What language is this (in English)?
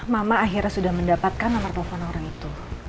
Indonesian